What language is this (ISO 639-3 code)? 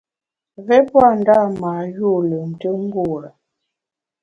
bax